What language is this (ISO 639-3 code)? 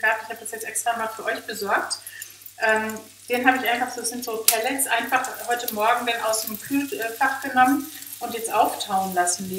deu